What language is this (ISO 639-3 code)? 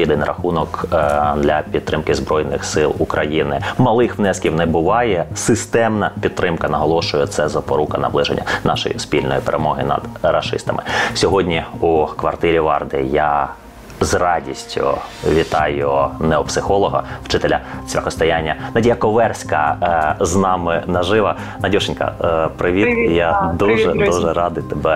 ukr